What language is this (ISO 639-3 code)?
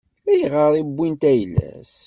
kab